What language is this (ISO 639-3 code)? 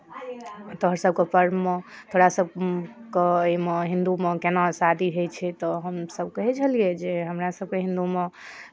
mai